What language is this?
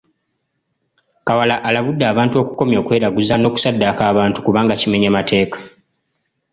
Ganda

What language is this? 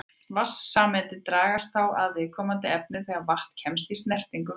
Icelandic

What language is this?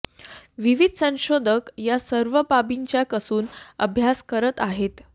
Marathi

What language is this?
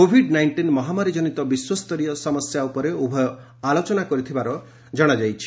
Odia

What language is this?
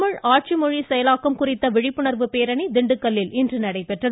Tamil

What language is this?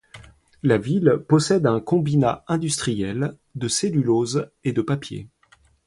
French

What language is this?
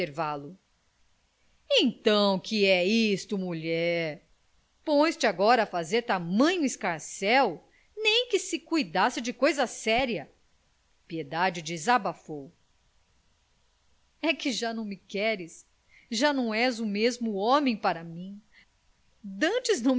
Portuguese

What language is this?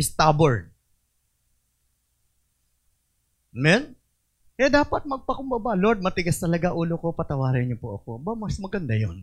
Filipino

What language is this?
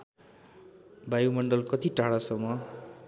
Nepali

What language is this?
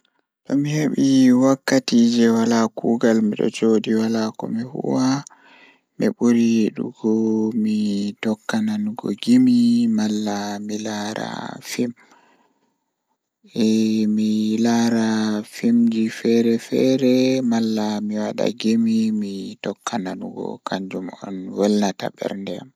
Fula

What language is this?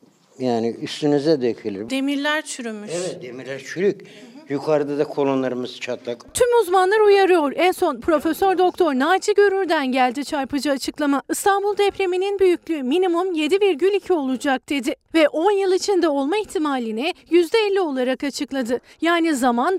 Turkish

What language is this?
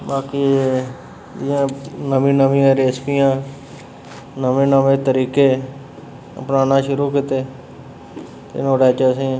Dogri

